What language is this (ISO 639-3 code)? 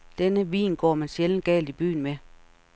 dan